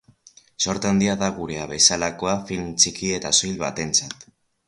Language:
Basque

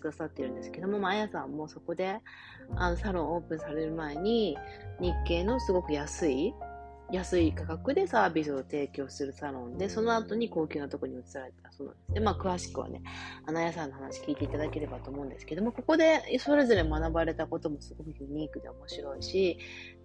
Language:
Japanese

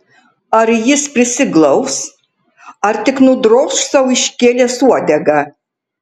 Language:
Lithuanian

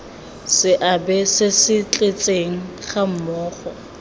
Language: Tswana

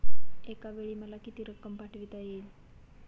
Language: Marathi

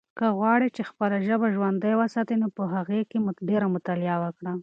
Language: Pashto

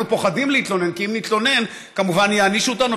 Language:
Hebrew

